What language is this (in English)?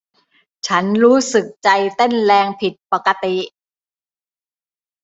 Thai